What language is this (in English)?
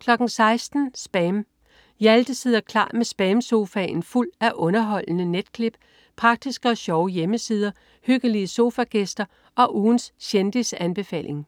Danish